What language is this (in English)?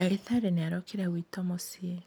Kikuyu